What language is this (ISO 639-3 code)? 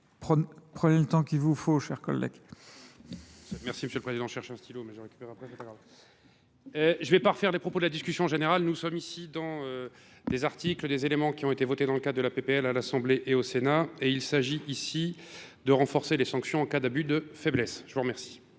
fra